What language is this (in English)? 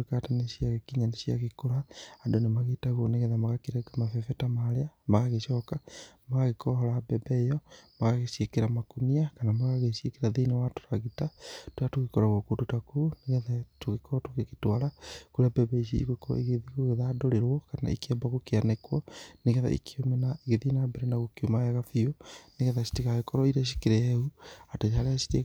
Kikuyu